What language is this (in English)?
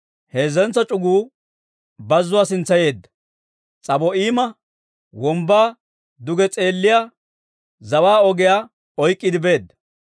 Dawro